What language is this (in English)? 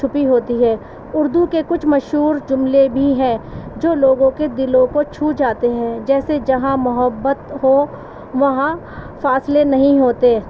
Urdu